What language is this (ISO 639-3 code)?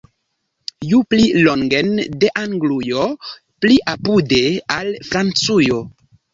epo